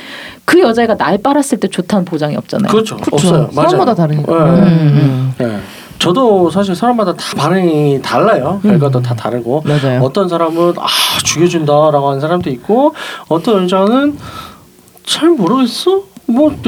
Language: Korean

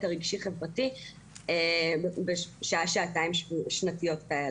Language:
Hebrew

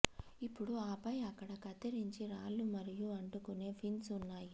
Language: Telugu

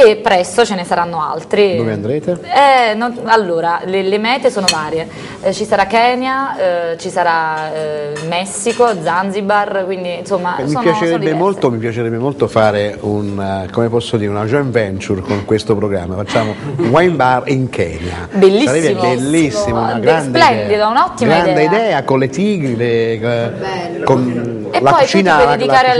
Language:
Italian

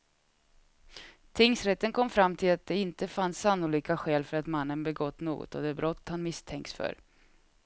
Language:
Swedish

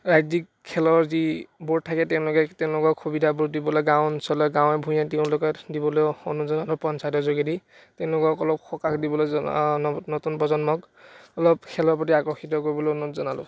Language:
Assamese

